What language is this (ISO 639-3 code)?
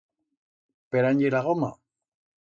arg